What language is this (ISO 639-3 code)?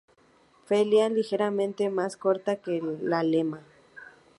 spa